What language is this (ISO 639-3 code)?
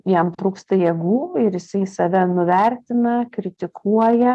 lit